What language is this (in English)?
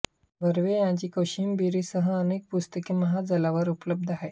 Marathi